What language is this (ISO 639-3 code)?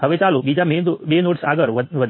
guj